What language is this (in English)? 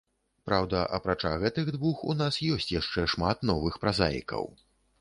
Belarusian